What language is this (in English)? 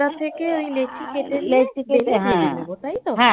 Bangla